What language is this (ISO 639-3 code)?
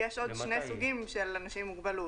heb